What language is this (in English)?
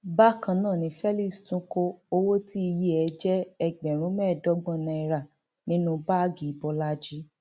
Yoruba